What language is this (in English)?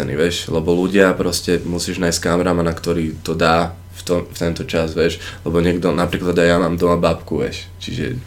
Slovak